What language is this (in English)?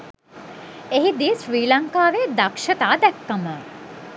Sinhala